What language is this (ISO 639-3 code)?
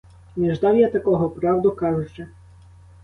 ukr